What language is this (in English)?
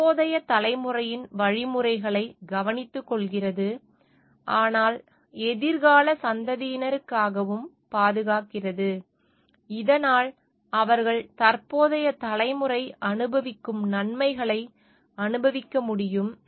Tamil